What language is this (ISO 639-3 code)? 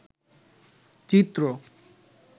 ben